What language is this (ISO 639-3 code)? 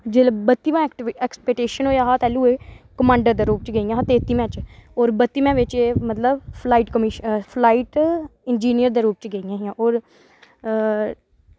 doi